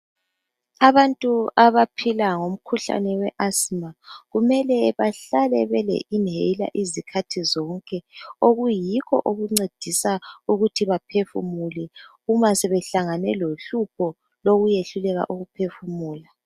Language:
North Ndebele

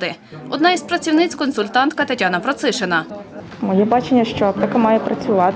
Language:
Ukrainian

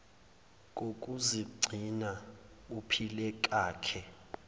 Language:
Zulu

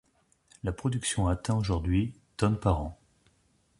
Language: French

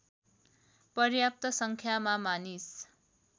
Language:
Nepali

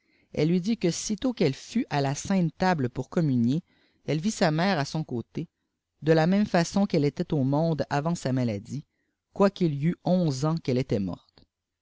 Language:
French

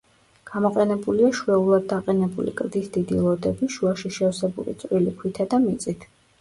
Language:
Georgian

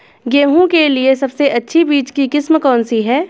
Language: Hindi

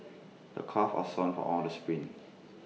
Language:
English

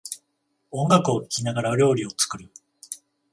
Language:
Japanese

